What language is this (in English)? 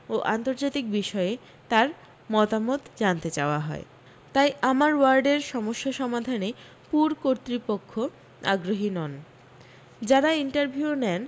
Bangla